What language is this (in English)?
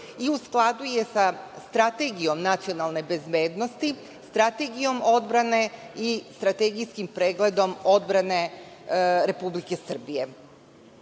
Serbian